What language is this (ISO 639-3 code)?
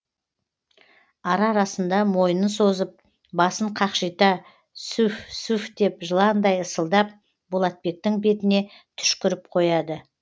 kaz